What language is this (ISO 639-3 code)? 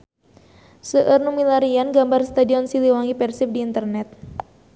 sun